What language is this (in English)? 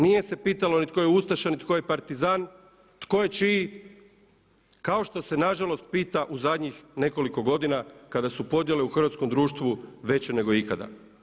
Croatian